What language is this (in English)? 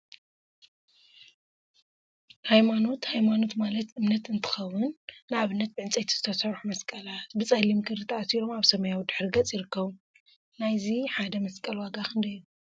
Tigrinya